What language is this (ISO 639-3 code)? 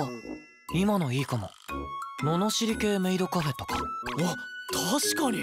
jpn